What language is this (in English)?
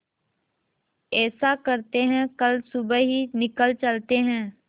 Hindi